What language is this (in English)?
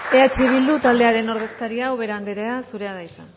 Basque